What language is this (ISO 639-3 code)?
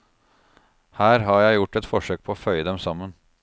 nor